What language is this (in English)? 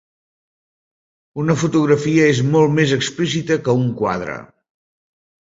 Catalan